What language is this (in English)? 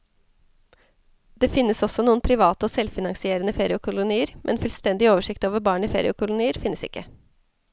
Norwegian